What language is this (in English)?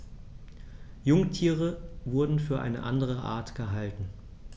German